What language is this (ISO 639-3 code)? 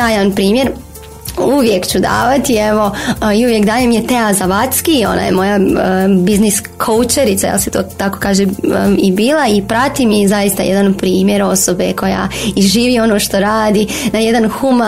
hrv